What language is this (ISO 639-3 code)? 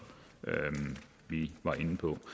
dan